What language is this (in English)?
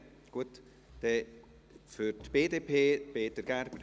Swiss German